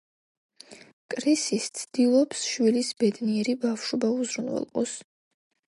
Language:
Georgian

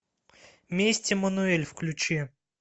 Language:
Russian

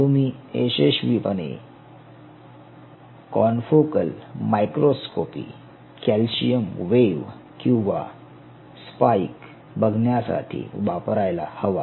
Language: Marathi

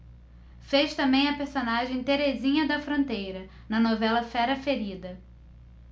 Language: Portuguese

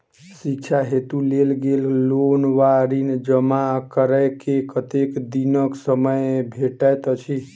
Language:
Maithili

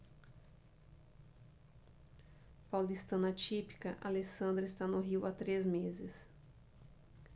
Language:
Portuguese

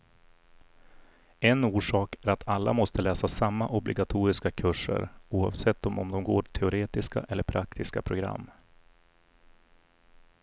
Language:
Swedish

